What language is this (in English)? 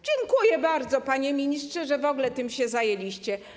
Polish